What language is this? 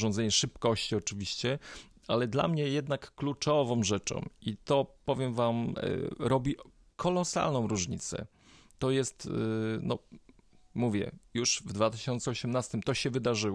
Polish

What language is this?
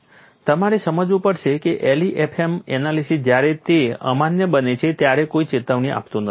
Gujarati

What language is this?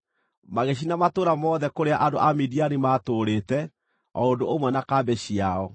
Kikuyu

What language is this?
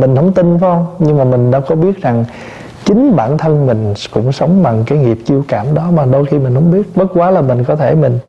Vietnamese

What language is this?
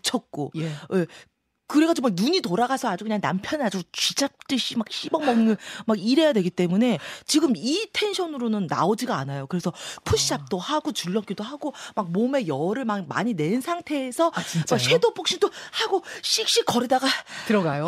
Korean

